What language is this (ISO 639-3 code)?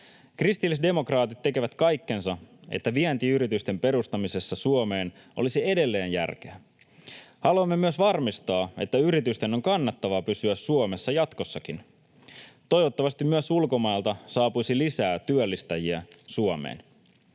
fin